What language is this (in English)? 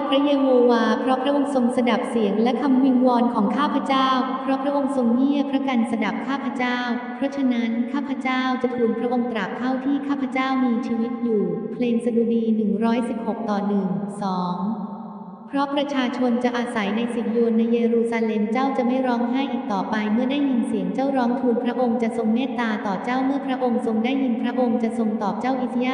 Thai